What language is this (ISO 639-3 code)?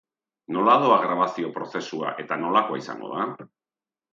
eus